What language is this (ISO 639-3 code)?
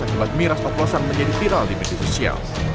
ind